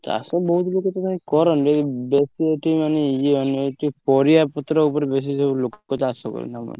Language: Odia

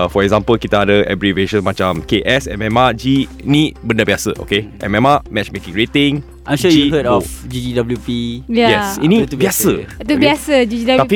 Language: Malay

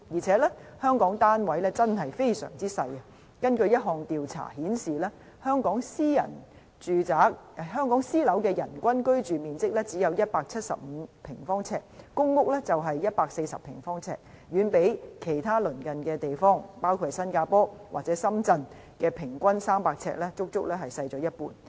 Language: Cantonese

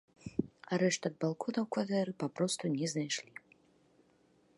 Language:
Belarusian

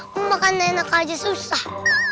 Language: Indonesian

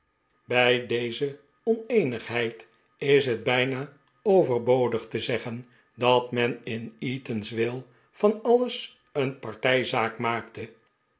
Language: Dutch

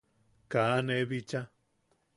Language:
Yaqui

